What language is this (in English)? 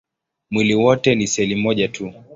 Swahili